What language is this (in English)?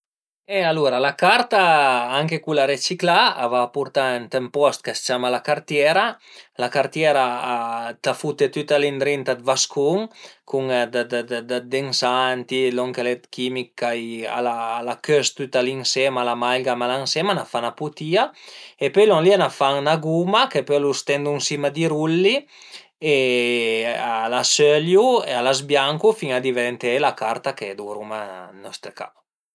Piedmontese